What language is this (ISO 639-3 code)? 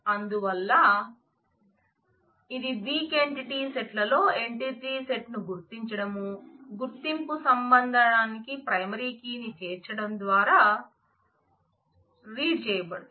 tel